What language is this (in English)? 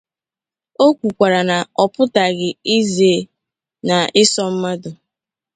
Igbo